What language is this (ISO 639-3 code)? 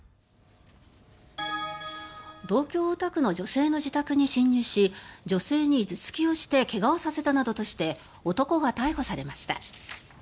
jpn